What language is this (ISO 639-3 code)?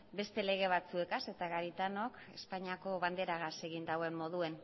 eus